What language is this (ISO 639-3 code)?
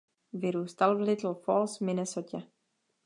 ces